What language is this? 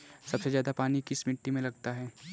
Hindi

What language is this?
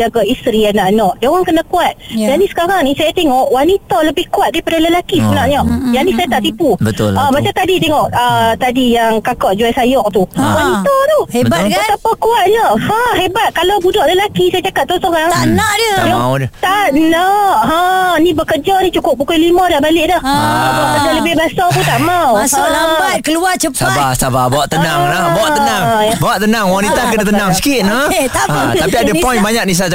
Malay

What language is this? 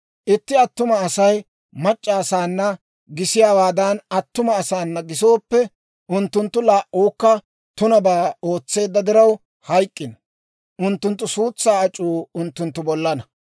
Dawro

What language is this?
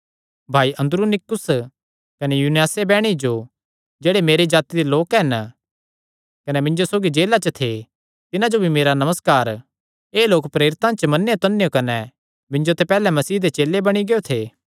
Kangri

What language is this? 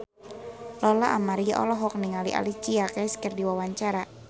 Sundanese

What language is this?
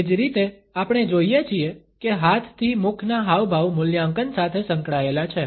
Gujarati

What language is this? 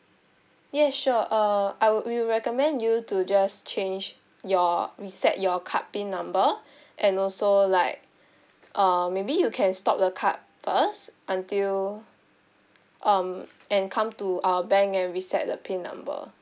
English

